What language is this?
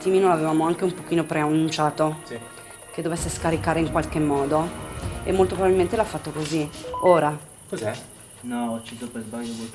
Italian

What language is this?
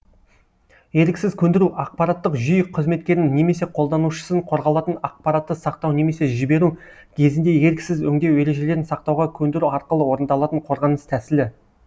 Kazakh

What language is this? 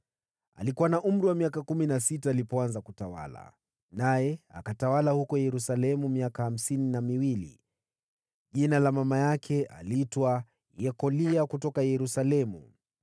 Swahili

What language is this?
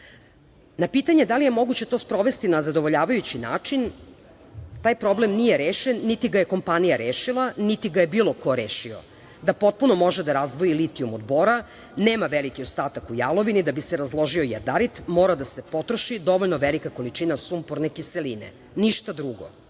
Serbian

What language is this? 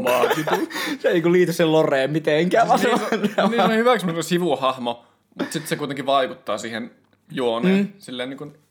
Finnish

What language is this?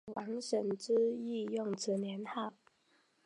Chinese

